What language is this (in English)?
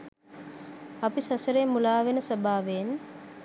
Sinhala